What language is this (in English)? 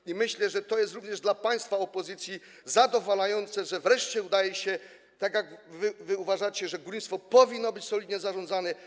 Polish